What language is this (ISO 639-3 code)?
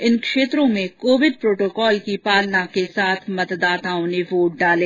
hin